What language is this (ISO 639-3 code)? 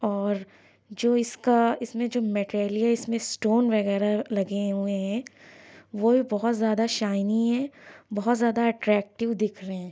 urd